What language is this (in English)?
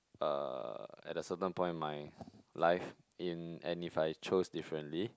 English